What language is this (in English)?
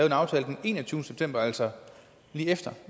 Danish